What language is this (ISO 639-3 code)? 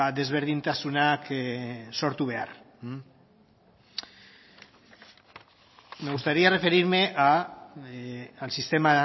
eus